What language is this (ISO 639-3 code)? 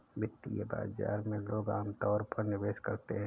hin